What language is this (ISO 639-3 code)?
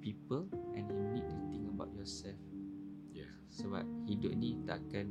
msa